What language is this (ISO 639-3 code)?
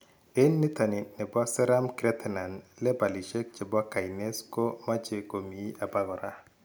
kln